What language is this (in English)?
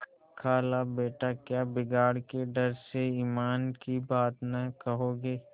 Hindi